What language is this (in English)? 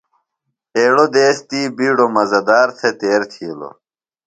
Phalura